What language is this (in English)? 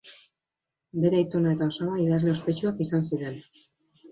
Basque